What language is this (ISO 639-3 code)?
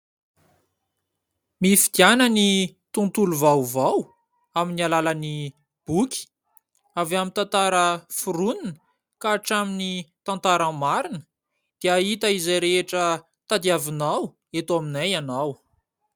mlg